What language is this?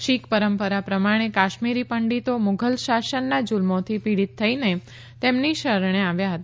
Gujarati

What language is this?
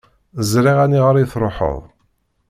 Kabyle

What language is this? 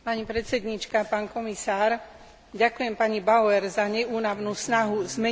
Slovak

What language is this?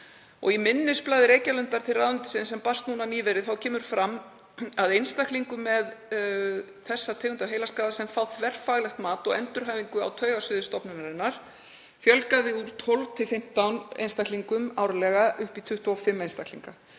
Icelandic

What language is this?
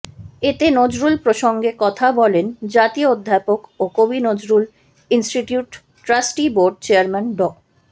Bangla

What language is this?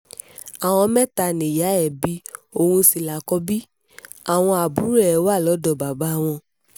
Yoruba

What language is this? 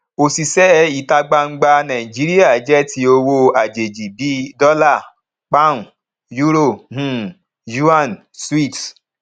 Yoruba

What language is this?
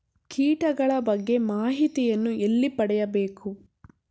Kannada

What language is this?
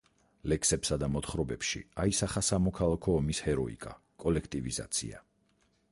Georgian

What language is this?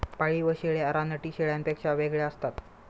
Marathi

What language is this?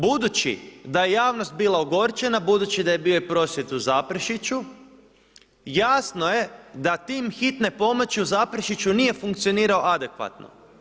Croatian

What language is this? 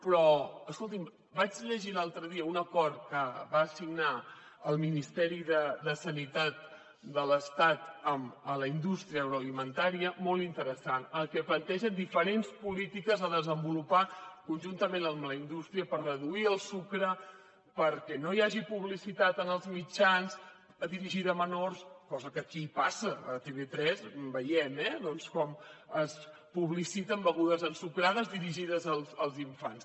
Catalan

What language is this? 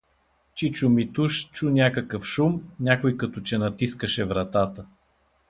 Bulgarian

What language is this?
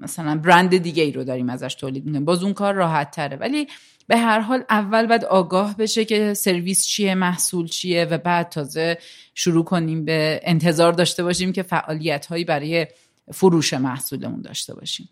Persian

